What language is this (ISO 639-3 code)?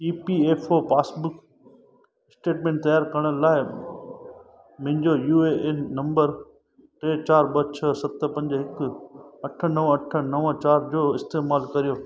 snd